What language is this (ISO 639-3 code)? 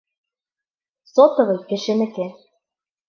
bak